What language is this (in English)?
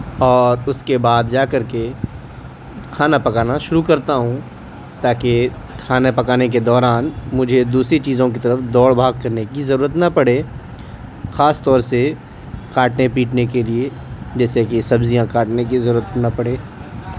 Urdu